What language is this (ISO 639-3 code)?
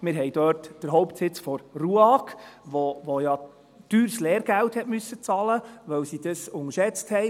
gsw